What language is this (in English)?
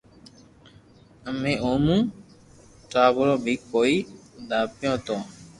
Loarki